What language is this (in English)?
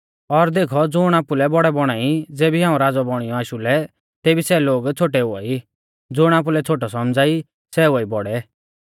Mahasu Pahari